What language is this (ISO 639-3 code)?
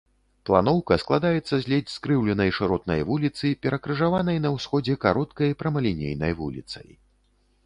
bel